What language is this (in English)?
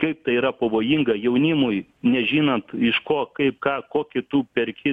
Lithuanian